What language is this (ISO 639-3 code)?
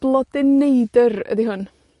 cym